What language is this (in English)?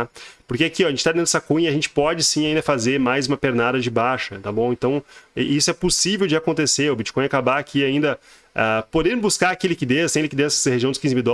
Portuguese